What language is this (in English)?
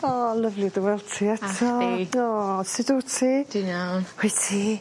Welsh